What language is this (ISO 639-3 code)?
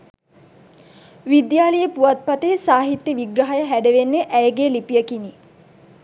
sin